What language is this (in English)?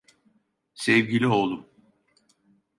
Turkish